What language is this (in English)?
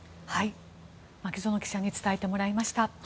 Japanese